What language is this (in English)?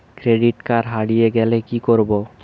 Bangla